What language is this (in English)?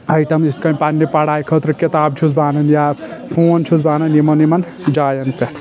Kashmiri